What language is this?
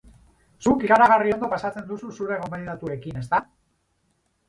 Basque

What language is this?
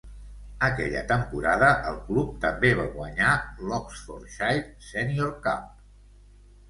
Catalan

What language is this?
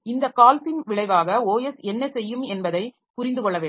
Tamil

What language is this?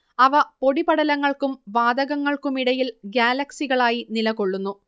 Malayalam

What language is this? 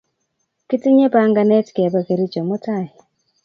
Kalenjin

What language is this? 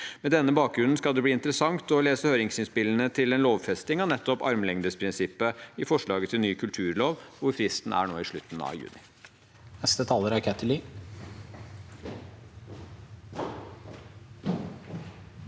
Norwegian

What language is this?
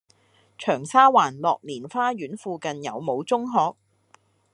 Cantonese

